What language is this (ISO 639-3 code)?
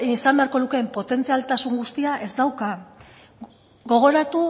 eus